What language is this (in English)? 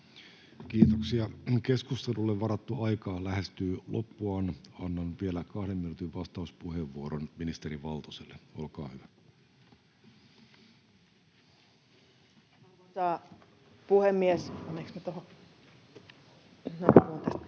Finnish